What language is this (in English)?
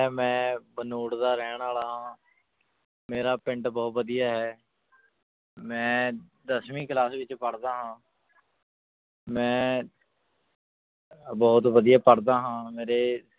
Punjabi